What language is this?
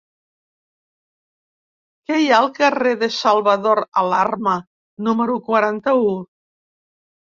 Catalan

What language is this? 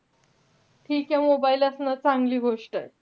Marathi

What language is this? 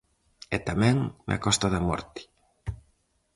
Galician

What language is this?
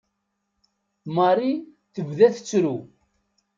Kabyle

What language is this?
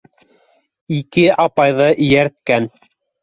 Bashkir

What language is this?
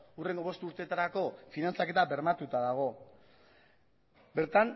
Basque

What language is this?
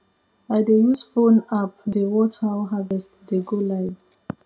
Nigerian Pidgin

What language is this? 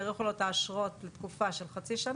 Hebrew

